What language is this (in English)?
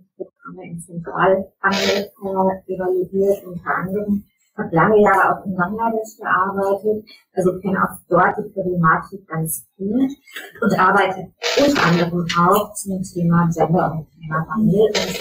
German